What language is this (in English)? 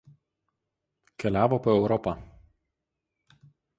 Lithuanian